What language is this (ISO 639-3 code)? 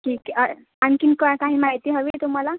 mar